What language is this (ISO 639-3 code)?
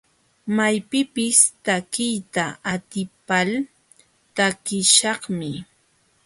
qxw